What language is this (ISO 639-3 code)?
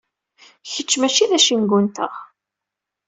kab